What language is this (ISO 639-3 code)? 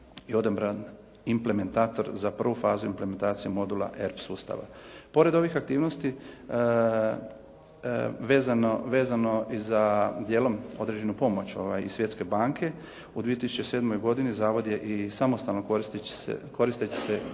hrv